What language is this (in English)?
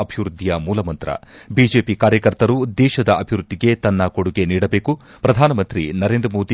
Kannada